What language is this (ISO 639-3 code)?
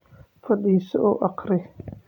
som